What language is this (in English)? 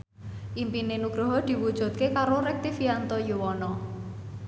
Javanese